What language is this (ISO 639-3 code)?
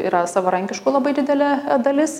lit